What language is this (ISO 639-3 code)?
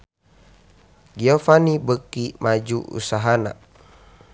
sun